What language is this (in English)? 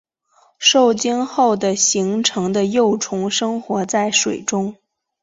Chinese